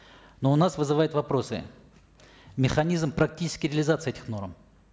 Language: Kazakh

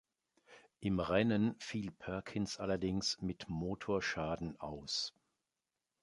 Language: German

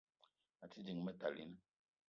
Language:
Eton (Cameroon)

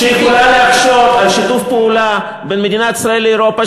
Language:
Hebrew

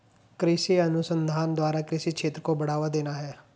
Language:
Hindi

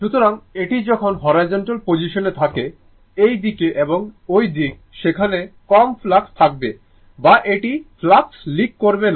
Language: Bangla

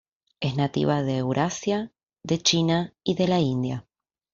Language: Spanish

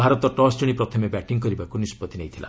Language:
Odia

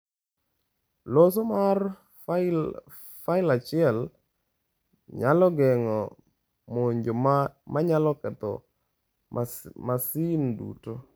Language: Luo (Kenya and Tanzania)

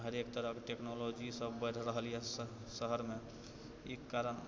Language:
Maithili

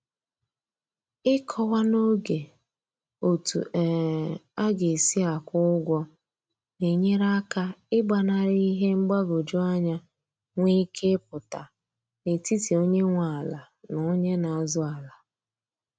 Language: Igbo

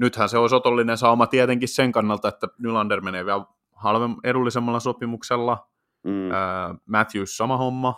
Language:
Finnish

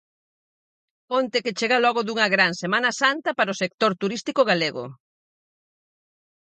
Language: Galician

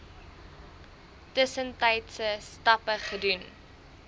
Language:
Afrikaans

